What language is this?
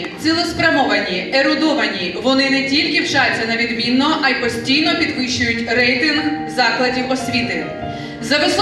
Ukrainian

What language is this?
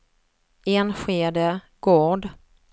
Swedish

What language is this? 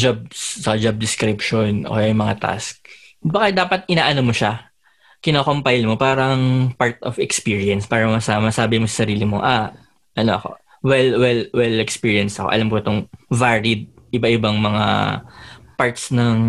Filipino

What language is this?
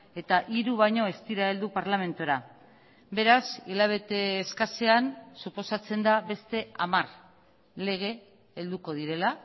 Basque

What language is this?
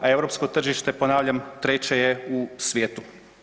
Croatian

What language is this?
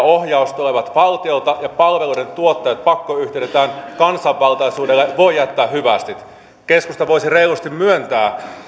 Finnish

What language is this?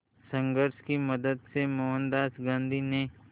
Hindi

